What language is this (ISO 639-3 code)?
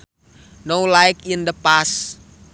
sun